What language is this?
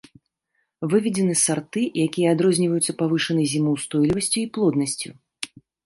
Belarusian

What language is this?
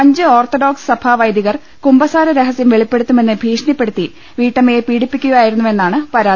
Malayalam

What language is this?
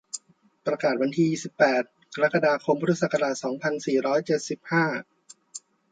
Thai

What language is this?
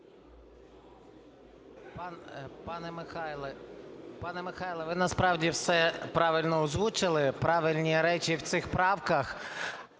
Ukrainian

